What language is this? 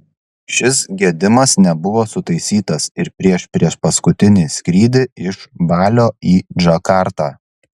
Lithuanian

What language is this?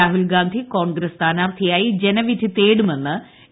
Malayalam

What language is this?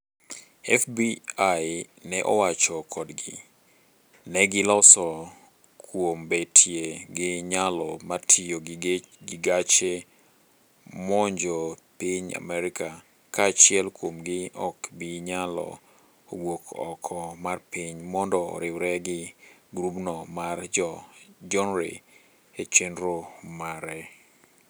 Luo (Kenya and Tanzania)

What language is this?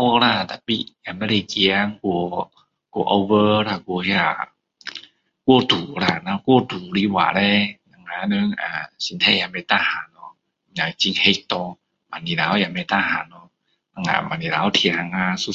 Min Dong Chinese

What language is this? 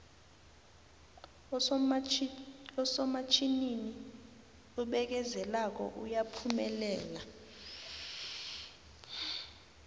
South Ndebele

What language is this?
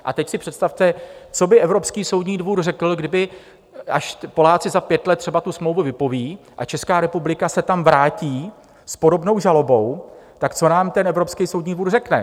Czech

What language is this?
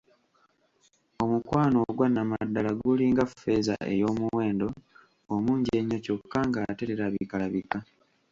Ganda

